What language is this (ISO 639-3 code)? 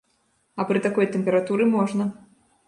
bel